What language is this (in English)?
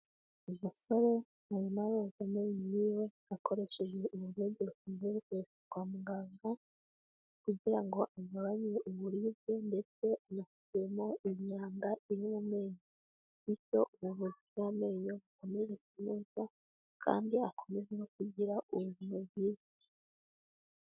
Kinyarwanda